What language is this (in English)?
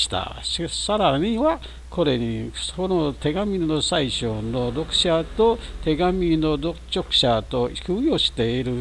Japanese